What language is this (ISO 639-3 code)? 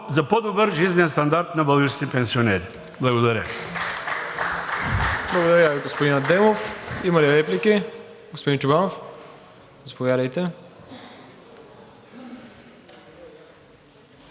bul